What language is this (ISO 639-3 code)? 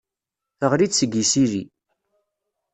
kab